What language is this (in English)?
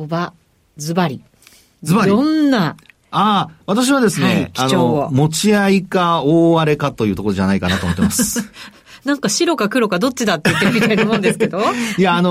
Japanese